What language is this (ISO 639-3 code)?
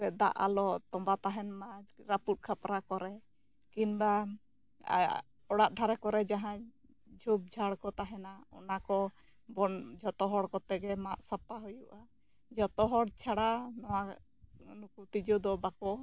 sat